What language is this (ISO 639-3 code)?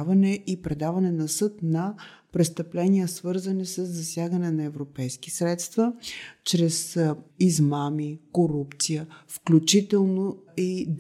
bul